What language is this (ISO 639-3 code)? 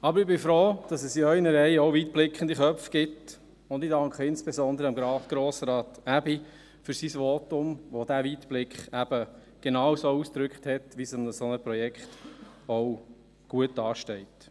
gsw